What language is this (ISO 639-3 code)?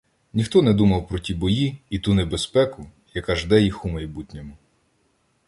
ukr